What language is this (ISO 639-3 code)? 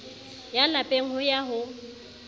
sot